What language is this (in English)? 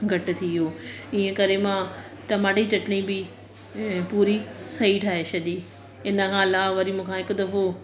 Sindhi